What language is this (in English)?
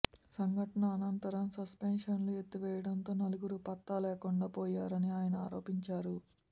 Telugu